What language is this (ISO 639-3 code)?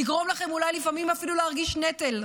heb